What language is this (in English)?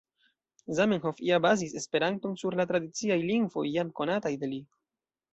Esperanto